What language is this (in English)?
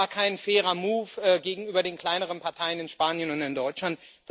German